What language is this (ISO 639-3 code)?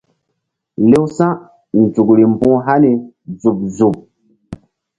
mdd